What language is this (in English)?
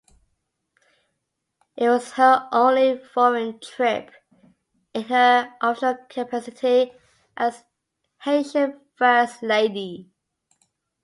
English